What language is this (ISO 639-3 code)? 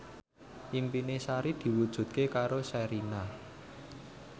jav